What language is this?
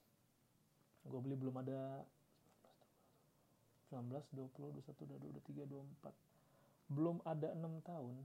Indonesian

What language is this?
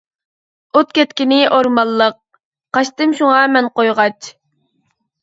Uyghur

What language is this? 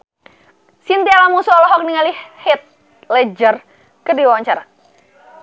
Sundanese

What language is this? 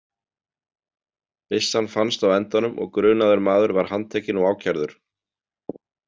Icelandic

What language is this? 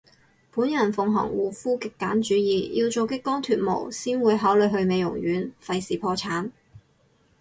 Cantonese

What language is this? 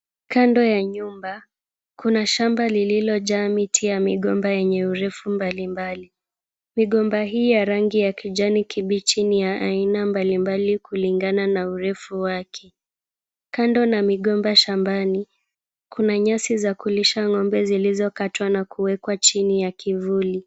Swahili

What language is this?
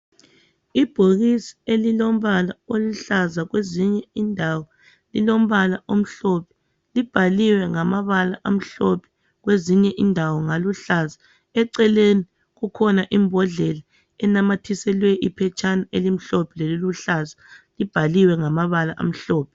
North Ndebele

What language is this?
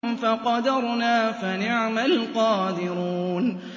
Arabic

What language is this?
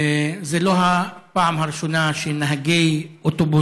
Hebrew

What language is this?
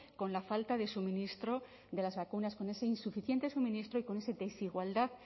Spanish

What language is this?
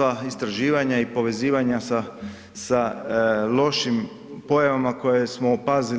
Croatian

